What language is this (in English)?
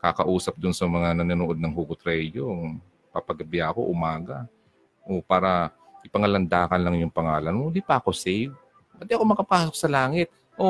Filipino